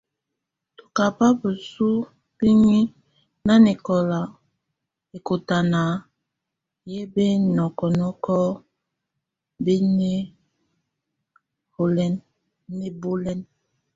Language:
Tunen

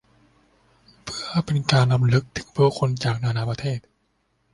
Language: Thai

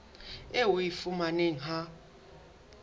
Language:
Southern Sotho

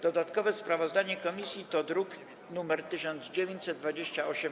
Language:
Polish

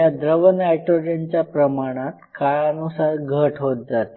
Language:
Marathi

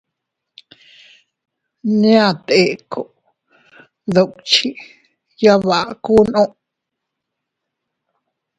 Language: Teutila Cuicatec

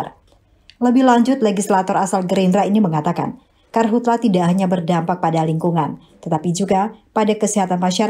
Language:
Indonesian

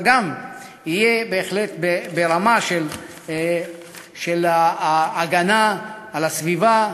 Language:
Hebrew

